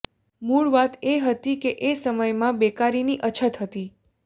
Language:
Gujarati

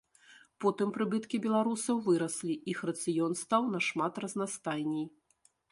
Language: Belarusian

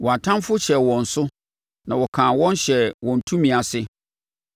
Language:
Akan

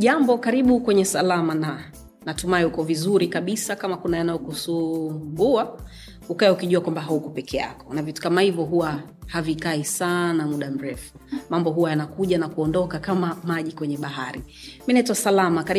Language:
Swahili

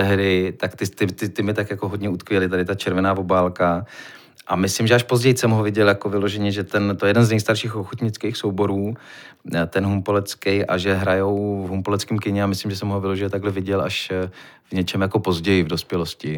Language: Czech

